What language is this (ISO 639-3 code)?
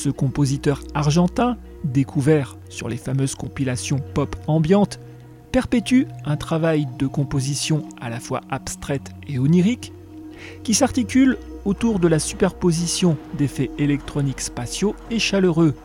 fra